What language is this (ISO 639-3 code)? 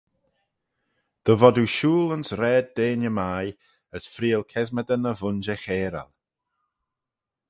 glv